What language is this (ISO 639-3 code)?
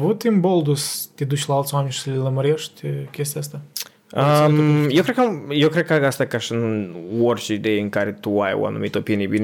ron